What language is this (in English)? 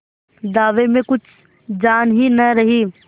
Hindi